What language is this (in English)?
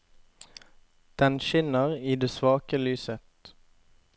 Norwegian